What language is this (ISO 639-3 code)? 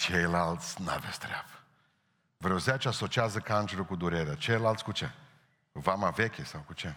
ron